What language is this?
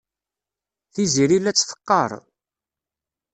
Kabyle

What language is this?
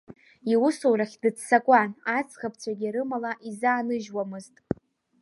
Abkhazian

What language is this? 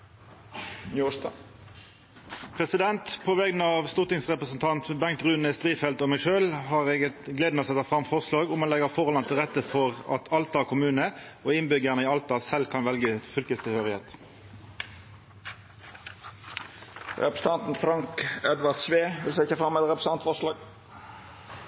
Norwegian Nynorsk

